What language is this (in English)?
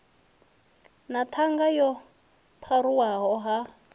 Venda